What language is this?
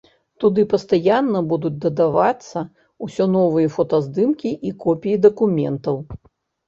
Belarusian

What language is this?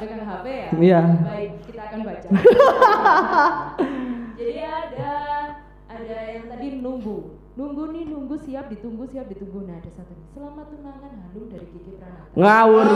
Indonesian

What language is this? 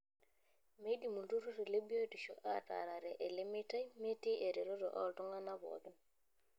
Masai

